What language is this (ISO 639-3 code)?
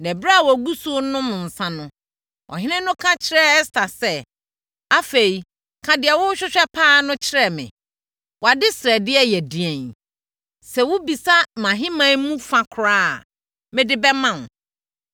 aka